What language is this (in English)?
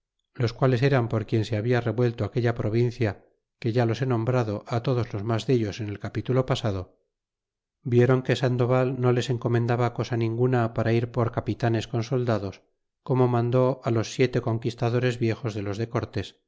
Spanish